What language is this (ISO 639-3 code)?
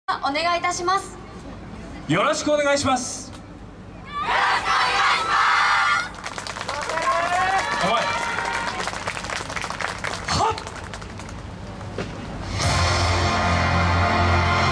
jpn